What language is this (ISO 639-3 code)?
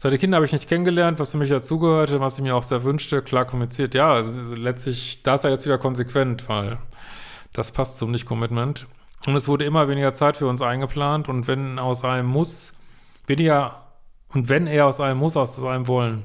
deu